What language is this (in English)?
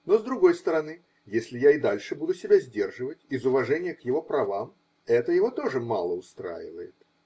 Russian